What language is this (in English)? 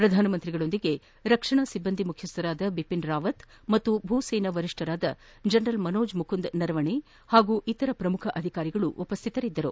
Kannada